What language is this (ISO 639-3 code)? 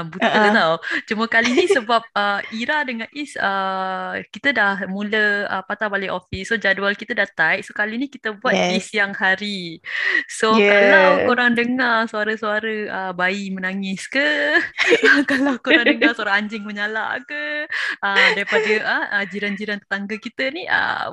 msa